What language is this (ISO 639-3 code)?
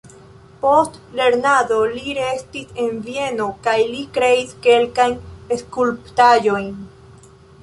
epo